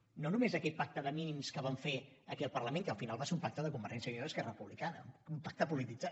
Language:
Catalan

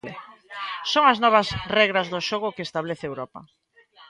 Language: Galician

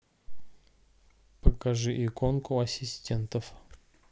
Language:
Russian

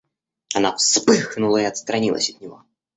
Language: Russian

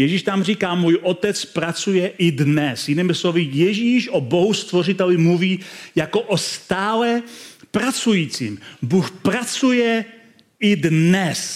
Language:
Czech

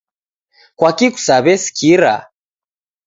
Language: Taita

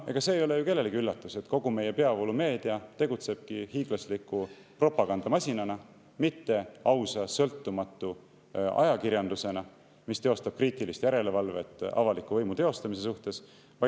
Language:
Estonian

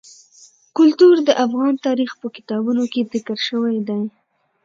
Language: Pashto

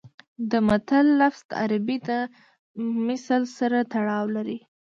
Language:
Pashto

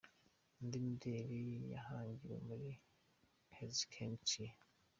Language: Kinyarwanda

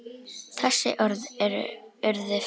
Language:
Icelandic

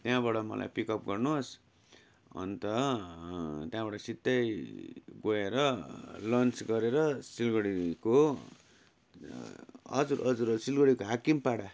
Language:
Nepali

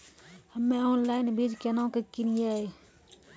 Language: Maithili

